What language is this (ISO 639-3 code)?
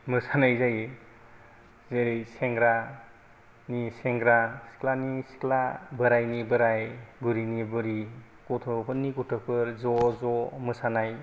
brx